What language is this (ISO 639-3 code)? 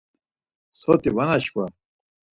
lzz